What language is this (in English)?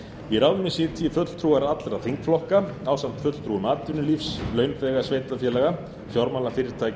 Icelandic